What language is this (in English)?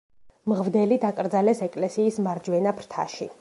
Georgian